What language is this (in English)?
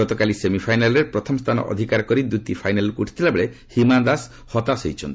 Odia